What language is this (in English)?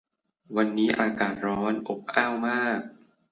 Thai